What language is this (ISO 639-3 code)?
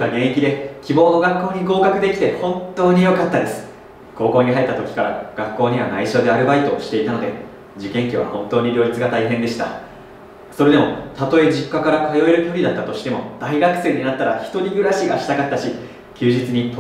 jpn